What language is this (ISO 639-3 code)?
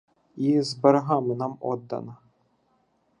ukr